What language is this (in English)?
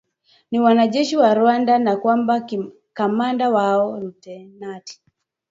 Swahili